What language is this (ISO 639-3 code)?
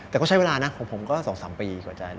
tha